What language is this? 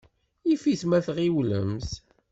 Kabyle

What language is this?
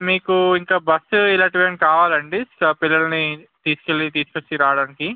Telugu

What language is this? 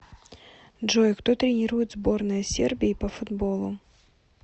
Russian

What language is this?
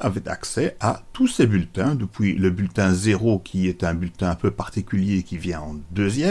French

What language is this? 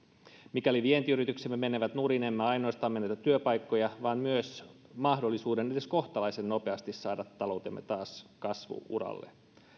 Finnish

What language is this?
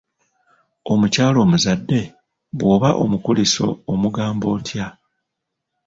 Ganda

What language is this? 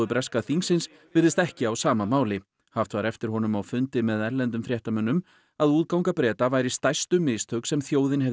Icelandic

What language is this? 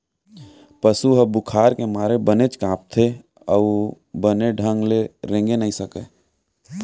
Chhattisgarhi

